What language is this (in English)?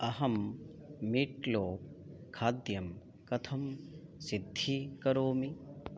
Sanskrit